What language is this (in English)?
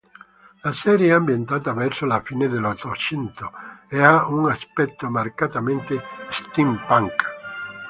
Italian